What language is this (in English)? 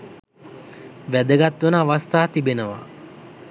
Sinhala